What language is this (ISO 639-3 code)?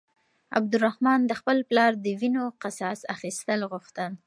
pus